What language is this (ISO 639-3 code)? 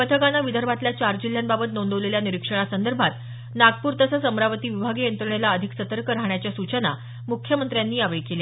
mar